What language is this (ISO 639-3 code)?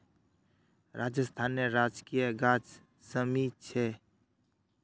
mag